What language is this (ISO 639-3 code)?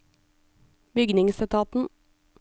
nor